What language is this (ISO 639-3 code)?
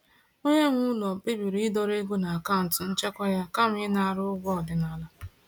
ibo